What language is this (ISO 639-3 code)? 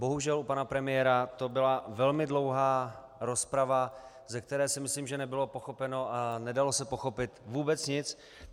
ces